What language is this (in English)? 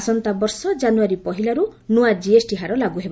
Odia